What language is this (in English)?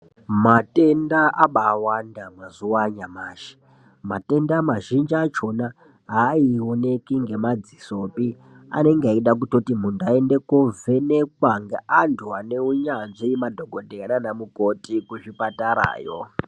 Ndau